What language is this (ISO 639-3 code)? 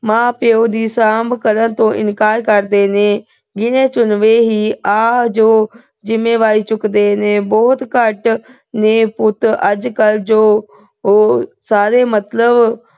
pan